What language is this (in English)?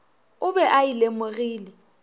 Northern Sotho